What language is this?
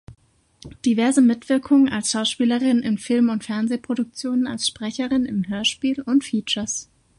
German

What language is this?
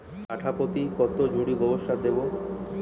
Bangla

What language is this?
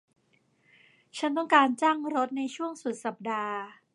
Thai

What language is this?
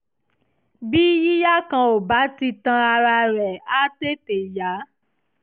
Yoruba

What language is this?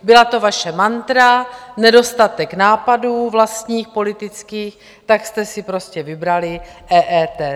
Czech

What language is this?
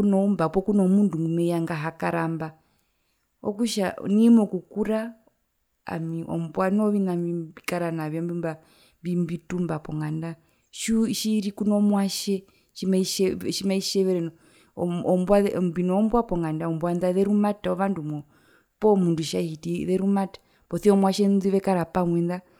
Herero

